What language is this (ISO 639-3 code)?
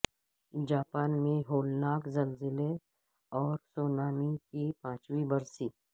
urd